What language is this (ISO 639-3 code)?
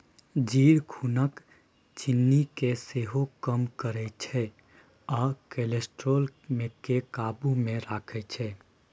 mai